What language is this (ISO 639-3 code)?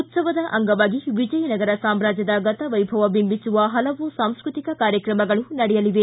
kan